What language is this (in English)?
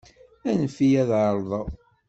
Kabyle